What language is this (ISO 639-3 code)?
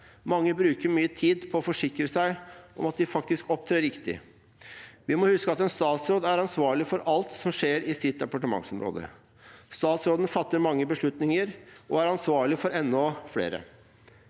nor